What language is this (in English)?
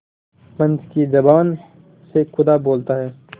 Hindi